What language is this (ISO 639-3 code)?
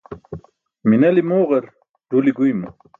bsk